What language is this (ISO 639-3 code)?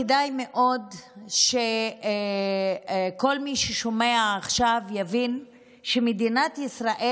heb